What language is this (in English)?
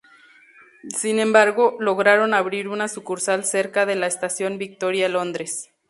Spanish